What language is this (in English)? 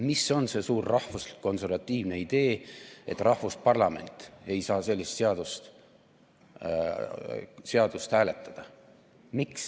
Estonian